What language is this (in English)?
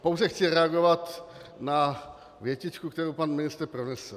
Czech